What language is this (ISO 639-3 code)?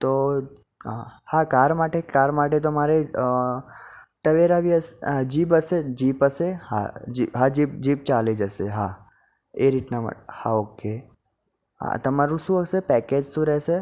guj